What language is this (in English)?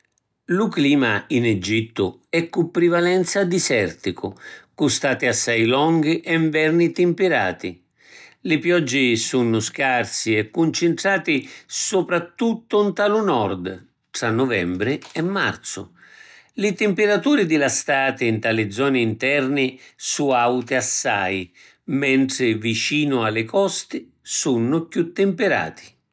Sicilian